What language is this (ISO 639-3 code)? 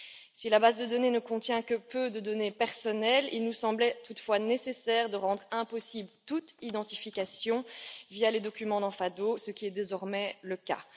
fra